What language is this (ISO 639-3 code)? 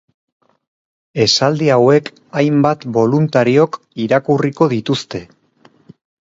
eus